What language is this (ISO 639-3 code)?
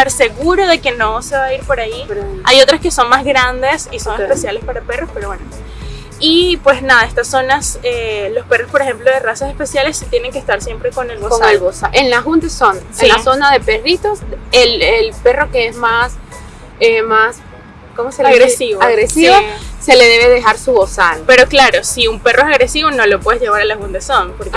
spa